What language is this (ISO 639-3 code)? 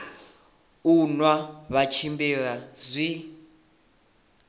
ven